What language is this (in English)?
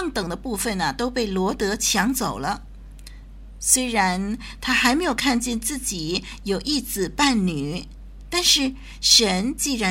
Chinese